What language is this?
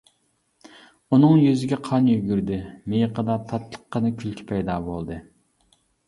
Uyghur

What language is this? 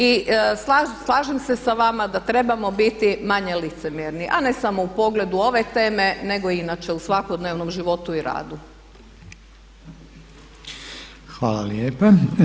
Croatian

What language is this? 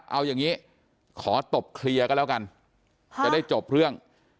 Thai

